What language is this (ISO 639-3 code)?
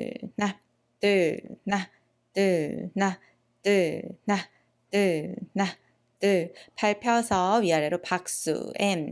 kor